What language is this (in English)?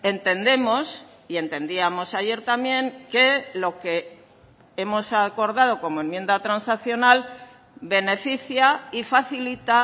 Spanish